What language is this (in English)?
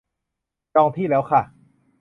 Thai